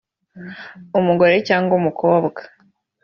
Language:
Kinyarwanda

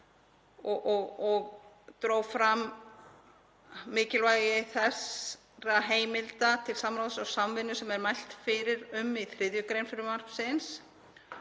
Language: Icelandic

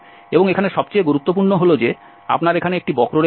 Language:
Bangla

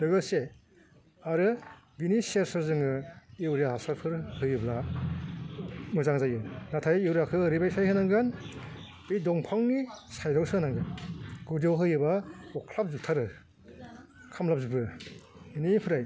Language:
Bodo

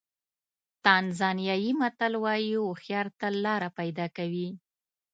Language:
Pashto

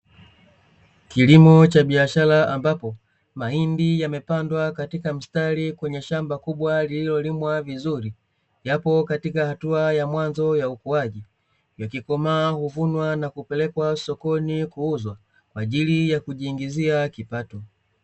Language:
Swahili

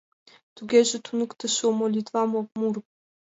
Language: Mari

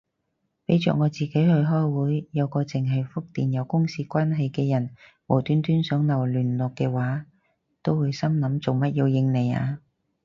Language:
Cantonese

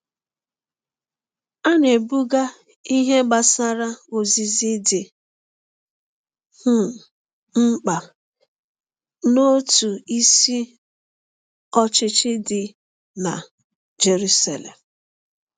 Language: Igbo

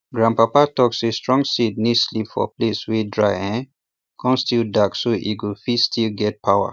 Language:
Nigerian Pidgin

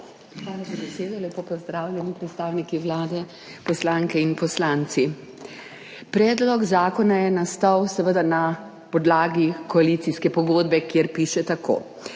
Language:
Slovenian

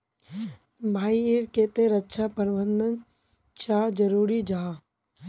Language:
Magahi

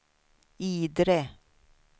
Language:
Swedish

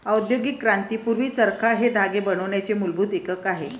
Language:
Marathi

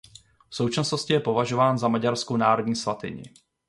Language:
Czech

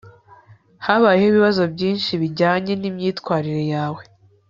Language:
Kinyarwanda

